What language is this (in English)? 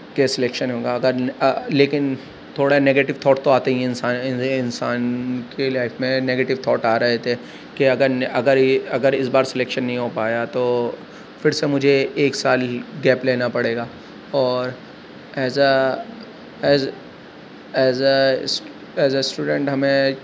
Urdu